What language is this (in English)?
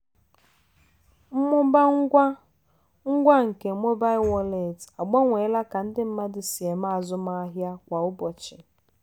Igbo